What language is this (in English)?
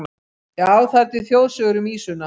Icelandic